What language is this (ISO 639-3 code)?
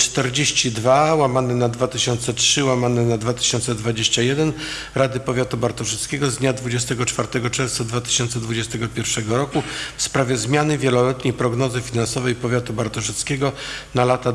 pol